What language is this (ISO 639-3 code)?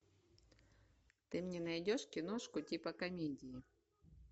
rus